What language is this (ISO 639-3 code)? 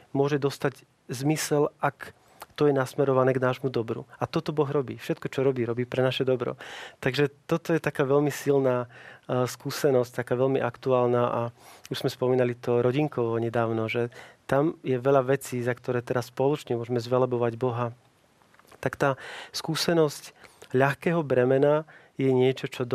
slk